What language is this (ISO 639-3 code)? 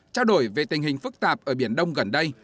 vie